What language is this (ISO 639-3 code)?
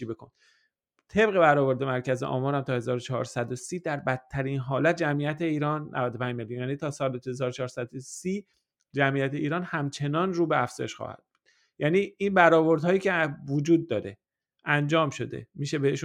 fas